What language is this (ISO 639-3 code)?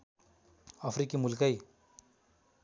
nep